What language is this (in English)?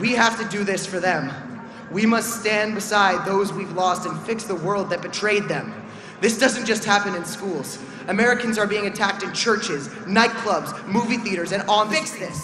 English